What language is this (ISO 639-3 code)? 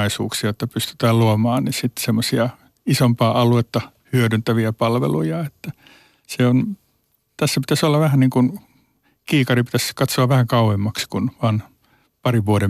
fin